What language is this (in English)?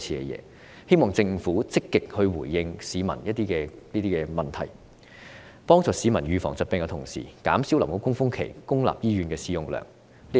Cantonese